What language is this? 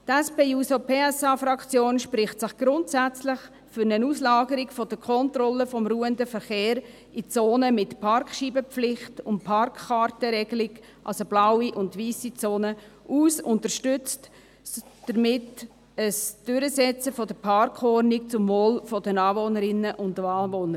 Swiss German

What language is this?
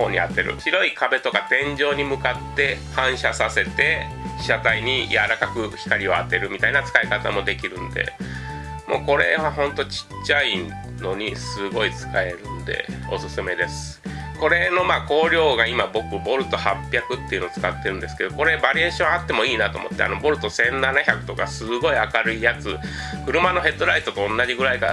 Japanese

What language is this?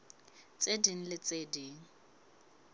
Southern Sotho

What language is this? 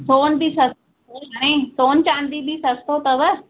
Sindhi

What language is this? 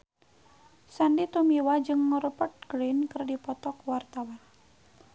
Sundanese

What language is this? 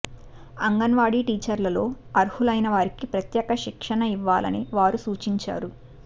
Telugu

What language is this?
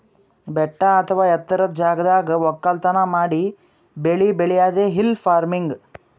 Kannada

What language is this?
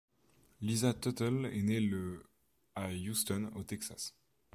French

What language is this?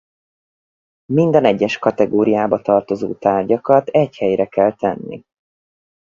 Hungarian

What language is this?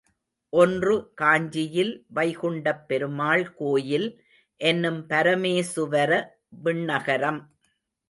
Tamil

